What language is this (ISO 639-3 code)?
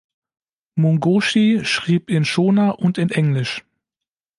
deu